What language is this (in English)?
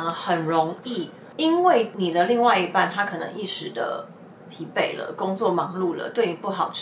Chinese